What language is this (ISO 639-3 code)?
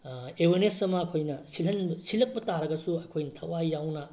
mni